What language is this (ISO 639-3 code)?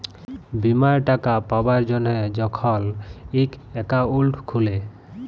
ben